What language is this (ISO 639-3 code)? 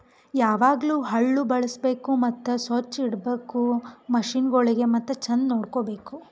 kan